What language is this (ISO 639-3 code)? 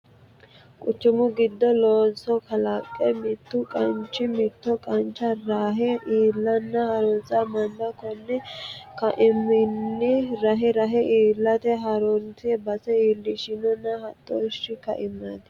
sid